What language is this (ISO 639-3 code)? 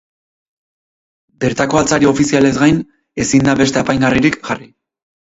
eus